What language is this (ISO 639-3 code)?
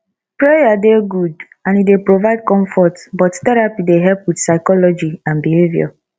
pcm